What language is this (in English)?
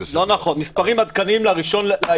Hebrew